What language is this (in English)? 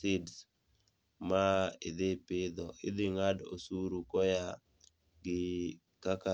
Luo (Kenya and Tanzania)